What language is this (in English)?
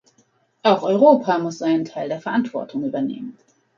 German